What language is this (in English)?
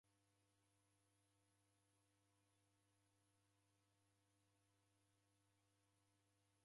Taita